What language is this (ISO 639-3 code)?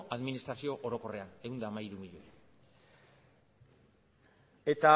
eus